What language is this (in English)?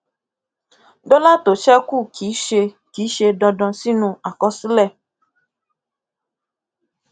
Yoruba